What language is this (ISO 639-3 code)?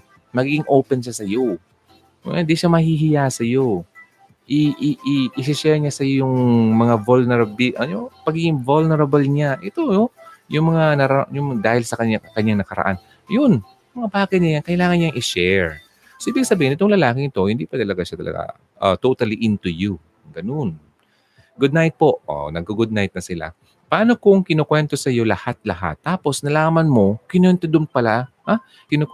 fil